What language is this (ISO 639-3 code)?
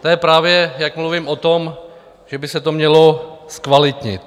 ces